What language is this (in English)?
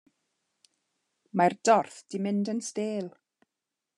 Welsh